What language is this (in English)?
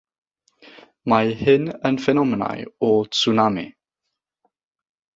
Welsh